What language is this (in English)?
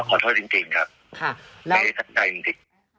Thai